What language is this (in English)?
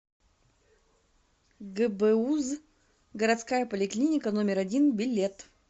Russian